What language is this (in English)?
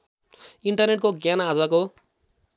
Nepali